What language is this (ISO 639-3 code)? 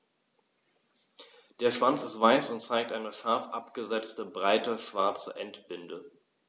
deu